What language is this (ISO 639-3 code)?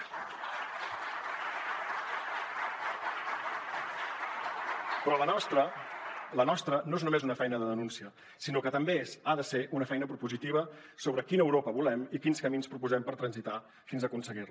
cat